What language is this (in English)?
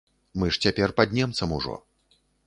Belarusian